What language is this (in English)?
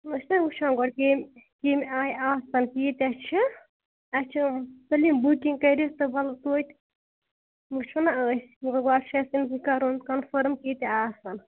Kashmiri